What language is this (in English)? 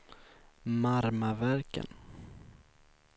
Swedish